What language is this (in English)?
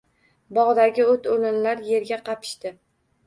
Uzbek